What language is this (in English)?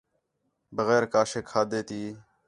Khetrani